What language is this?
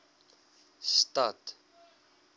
Afrikaans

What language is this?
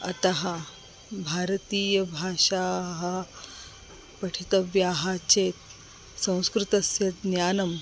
Sanskrit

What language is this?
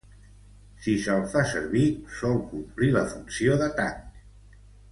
Catalan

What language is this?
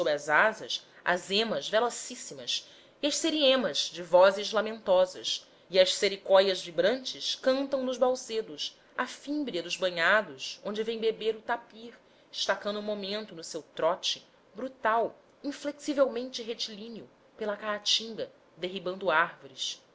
Portuguese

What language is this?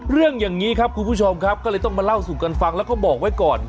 Thai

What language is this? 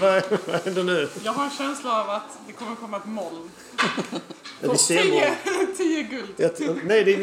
Swedish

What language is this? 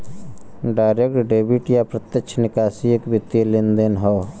Bhojpuri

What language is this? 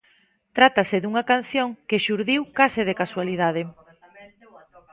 Galician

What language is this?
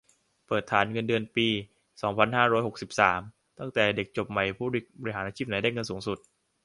Thai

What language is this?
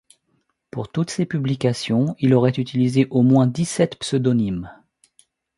French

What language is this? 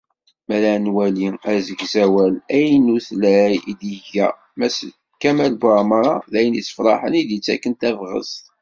Kabyle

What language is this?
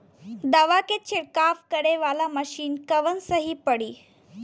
Bhojpuri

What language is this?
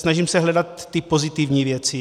Czech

